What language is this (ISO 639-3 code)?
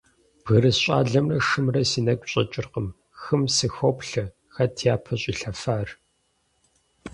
kbd